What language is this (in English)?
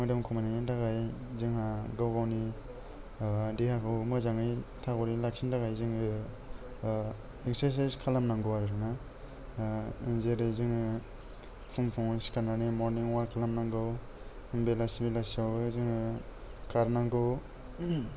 Bodo